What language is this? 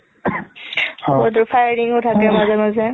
Assamese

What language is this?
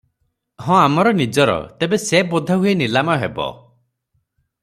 Odia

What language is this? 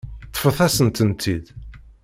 Kabyle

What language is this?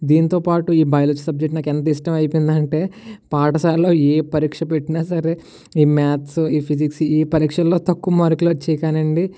Telugu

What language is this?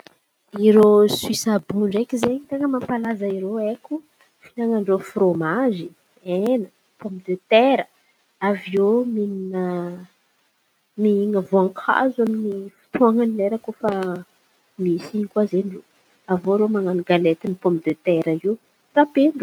Antankarana Malagasy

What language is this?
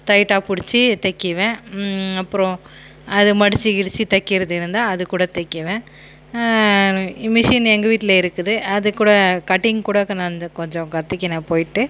Tamil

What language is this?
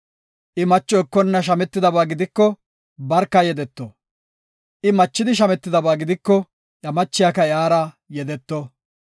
Gofa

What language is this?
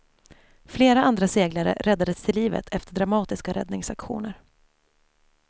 Swedish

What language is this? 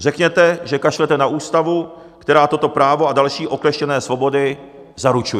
Czech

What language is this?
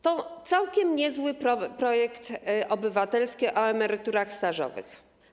Polish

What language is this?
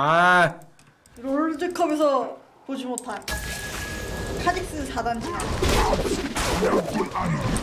Korean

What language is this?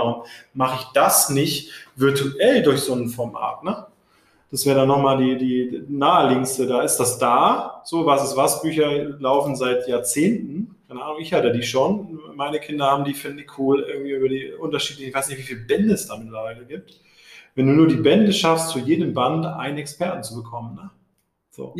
German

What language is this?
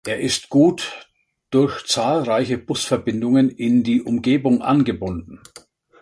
German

